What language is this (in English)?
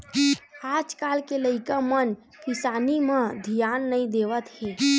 Chhattisgarhi